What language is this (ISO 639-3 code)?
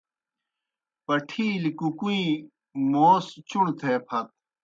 plk